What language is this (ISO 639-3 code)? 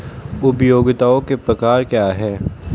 hin